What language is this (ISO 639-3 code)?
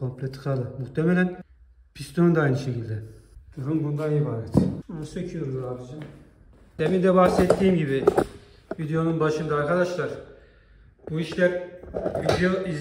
tur